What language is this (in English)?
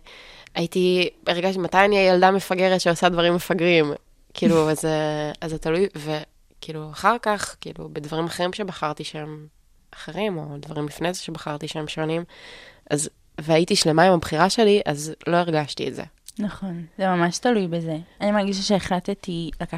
Hebrew